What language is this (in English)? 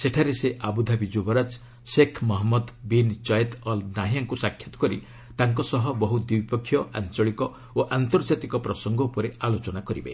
Odia